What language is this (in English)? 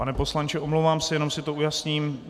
Czech